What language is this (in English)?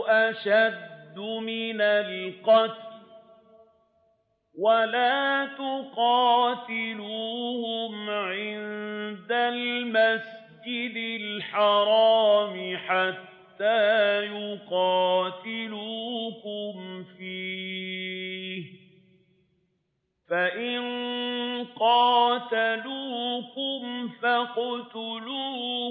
Arabic